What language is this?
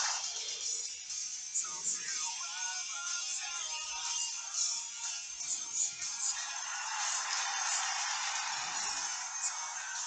French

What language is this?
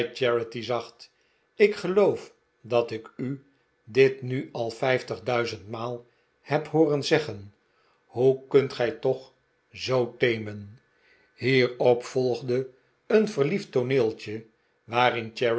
Dutch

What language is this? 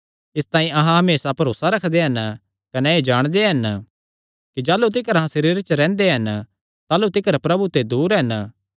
Kangri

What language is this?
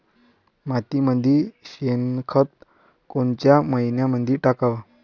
Marathi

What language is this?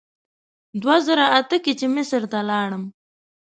Pashto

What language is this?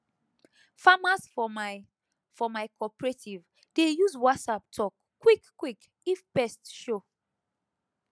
Nigerian Pidgin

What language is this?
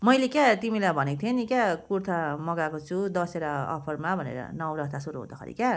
Nepali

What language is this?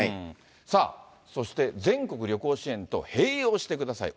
Japanese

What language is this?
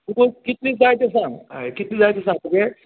Konkani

